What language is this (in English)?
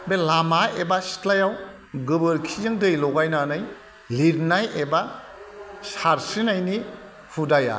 Bodo